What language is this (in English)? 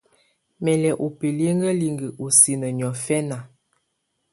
Tunen